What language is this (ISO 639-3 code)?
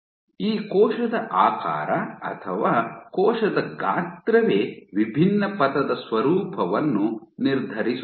kan